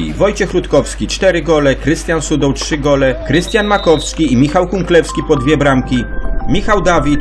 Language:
Polish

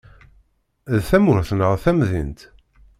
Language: Kabyle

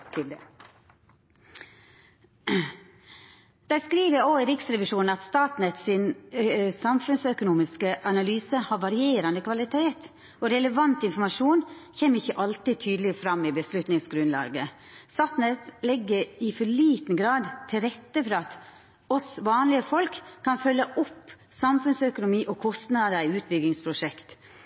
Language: Norwegian Nynorsk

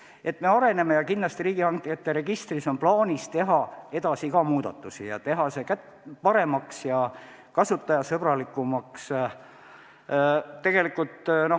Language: Estonian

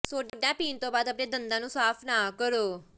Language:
Punjabi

